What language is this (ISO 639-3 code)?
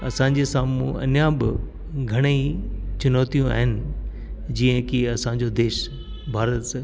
snd